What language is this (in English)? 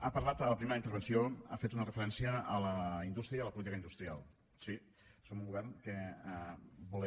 Catalan